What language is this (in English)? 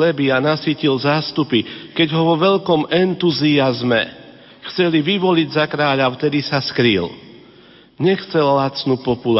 Slovak